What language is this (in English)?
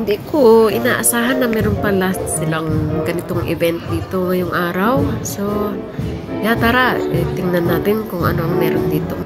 Filipino